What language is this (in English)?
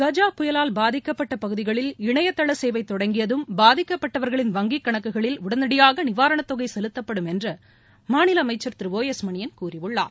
Tamil